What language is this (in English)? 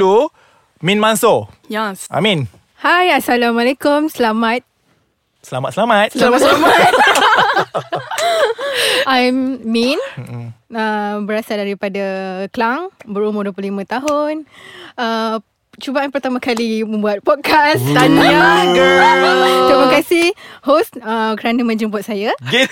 Malay